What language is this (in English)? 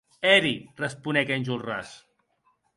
Occitan